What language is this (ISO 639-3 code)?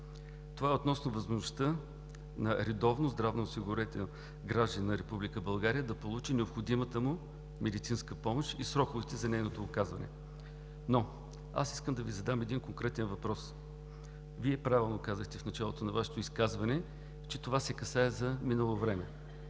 bul